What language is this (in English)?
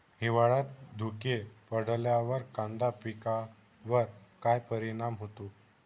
Marathi